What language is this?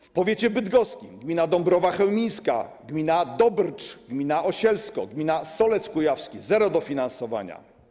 Polish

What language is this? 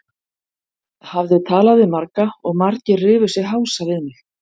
Icelandic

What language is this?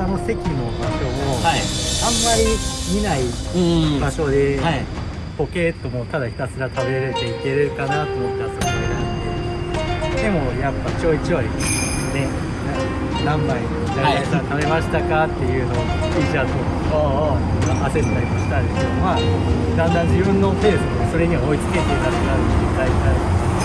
Japanese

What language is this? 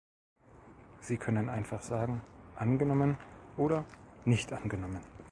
German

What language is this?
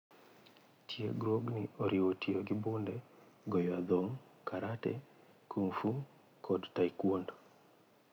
Luo (Kenya and Tanzania)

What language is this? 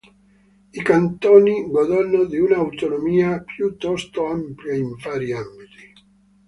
Italian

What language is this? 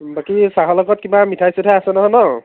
Assamese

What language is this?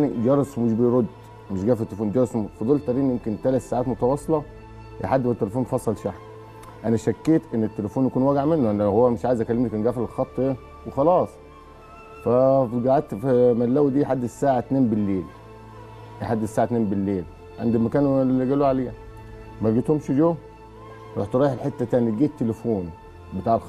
Arabic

